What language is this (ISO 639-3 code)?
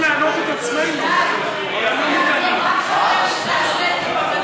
heb